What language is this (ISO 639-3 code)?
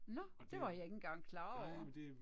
dan